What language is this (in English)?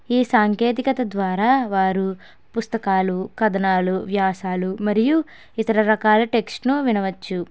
Telugu